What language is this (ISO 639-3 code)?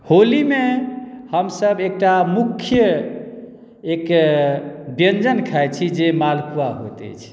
mai